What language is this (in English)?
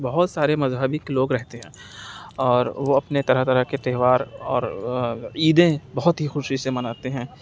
Urdu